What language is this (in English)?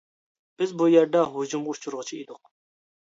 Uyghur